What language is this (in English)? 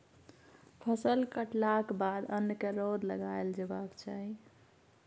Maithili